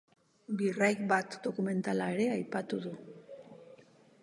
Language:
Basque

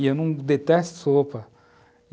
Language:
Portuguese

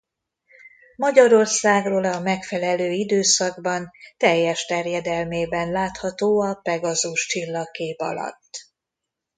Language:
Hungarian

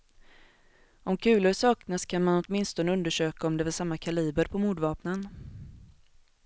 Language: Swedish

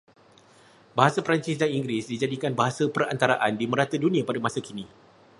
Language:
Malay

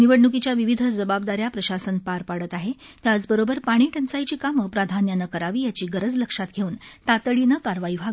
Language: Marathi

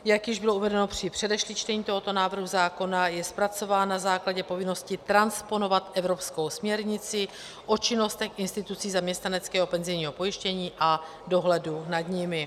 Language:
Czech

